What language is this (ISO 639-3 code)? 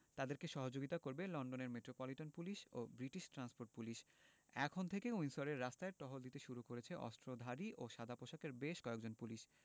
ben